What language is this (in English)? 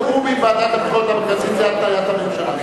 Hebrew